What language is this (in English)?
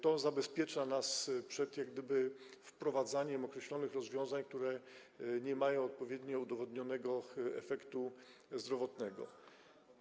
Polish